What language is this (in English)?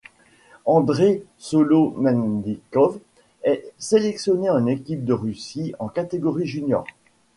French